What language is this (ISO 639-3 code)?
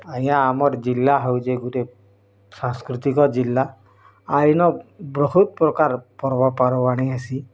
ori